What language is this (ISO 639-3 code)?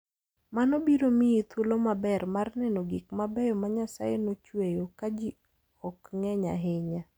luo